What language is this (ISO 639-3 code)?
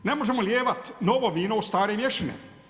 hrv